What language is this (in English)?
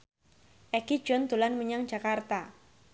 Javanese